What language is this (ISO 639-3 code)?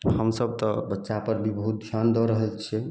mai